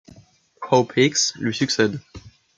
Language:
French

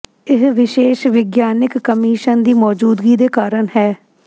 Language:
Punjabi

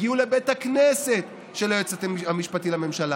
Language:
Hebrew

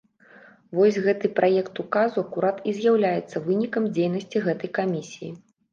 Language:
Belarusian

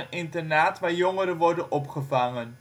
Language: Dutch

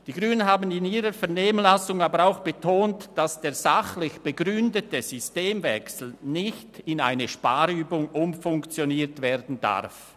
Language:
Swiss German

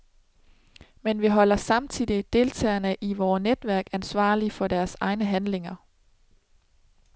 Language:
Danish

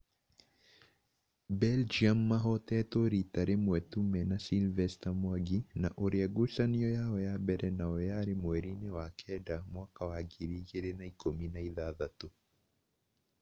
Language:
Kikuyu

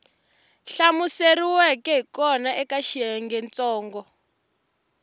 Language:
Tsonga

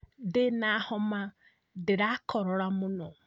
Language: Kikuyu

